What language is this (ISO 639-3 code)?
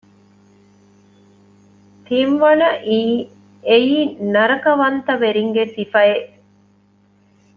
div